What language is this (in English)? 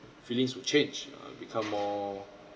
English